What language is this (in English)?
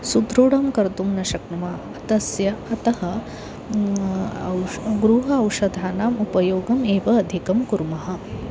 Sanskrit